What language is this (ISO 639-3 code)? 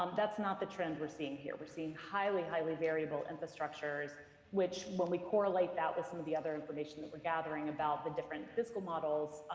eng